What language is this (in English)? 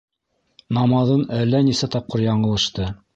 Bashkir